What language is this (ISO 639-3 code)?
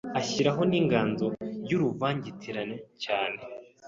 kin